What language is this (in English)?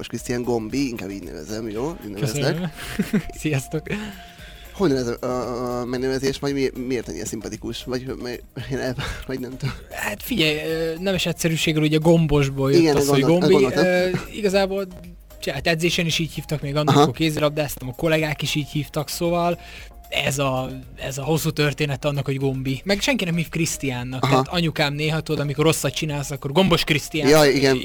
Hungarian